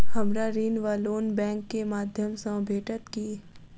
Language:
Maithili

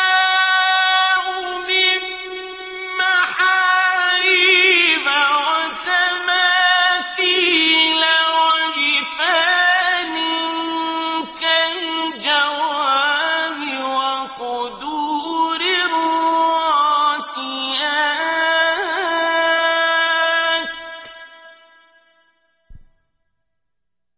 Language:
Arabic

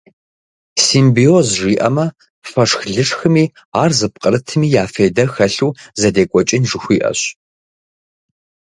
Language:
Kabardian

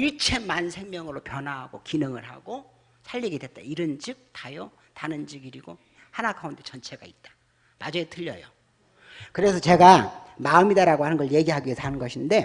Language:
Korean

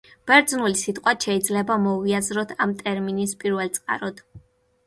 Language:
Georgian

